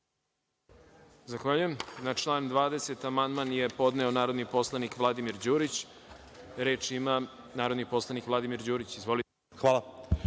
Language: Serbian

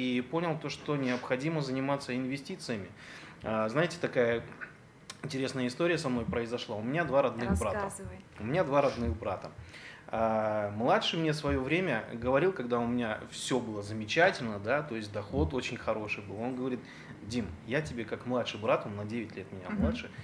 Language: Russian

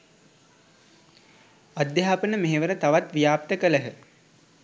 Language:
Sinhala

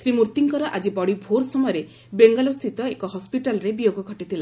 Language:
Odia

